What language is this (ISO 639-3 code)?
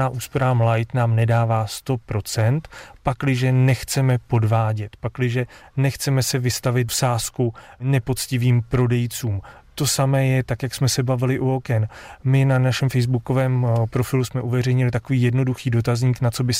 ces